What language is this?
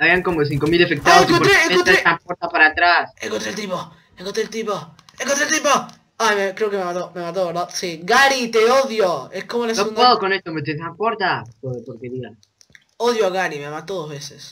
Spanish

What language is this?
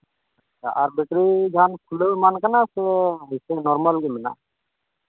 Santali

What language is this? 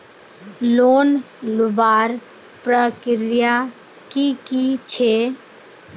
Magahi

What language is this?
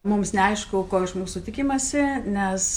Lithuanian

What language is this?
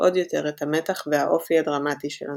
Hebrew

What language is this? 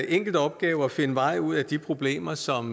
Danish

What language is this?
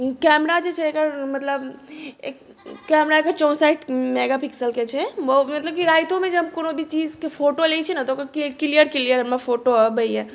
Maithili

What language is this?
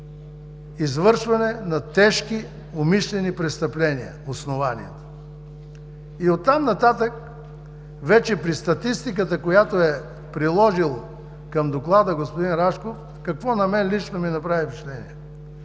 Bulgarian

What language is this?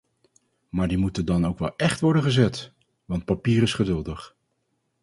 Dutch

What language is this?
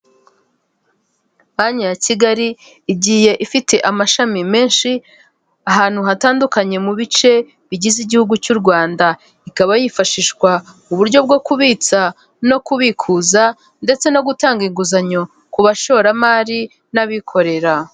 Kinyarwanda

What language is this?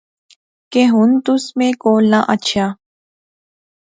Pahari-Potwari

